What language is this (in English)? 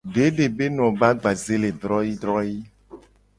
Gen